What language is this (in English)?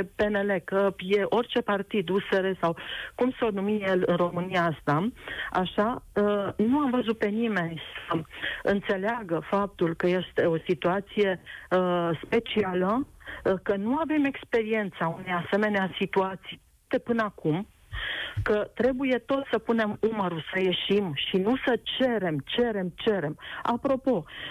Romanian